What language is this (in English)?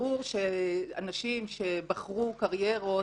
Hebrew